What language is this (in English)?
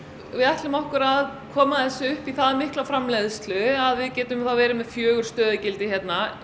Icelandic